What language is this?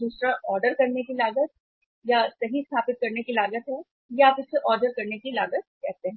Hindi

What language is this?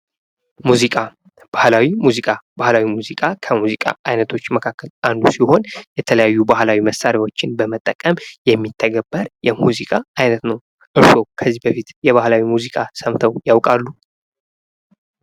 Amharic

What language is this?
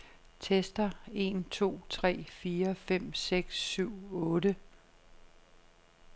Danish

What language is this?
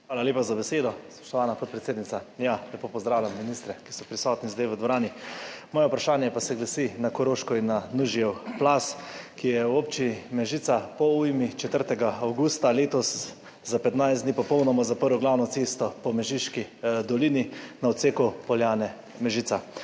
Slovenian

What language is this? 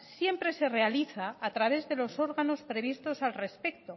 Spanish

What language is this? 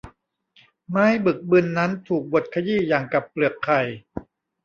Thai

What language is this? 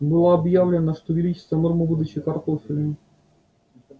Russian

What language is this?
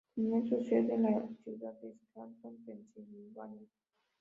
Spanish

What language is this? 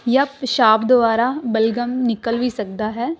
Punjabi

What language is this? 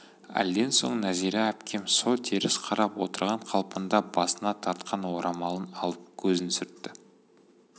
Kazakh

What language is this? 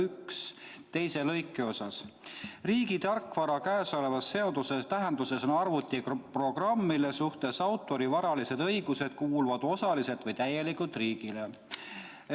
Estonian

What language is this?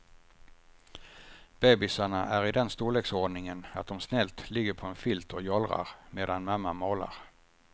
Swedish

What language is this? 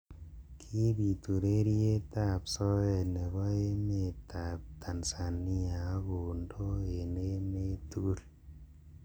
Kalenjin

